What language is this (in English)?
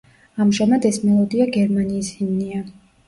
Georgian